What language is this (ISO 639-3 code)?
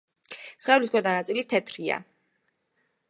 kat